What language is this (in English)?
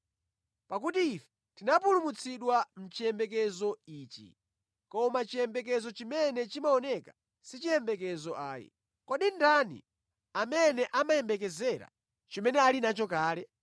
Nyanja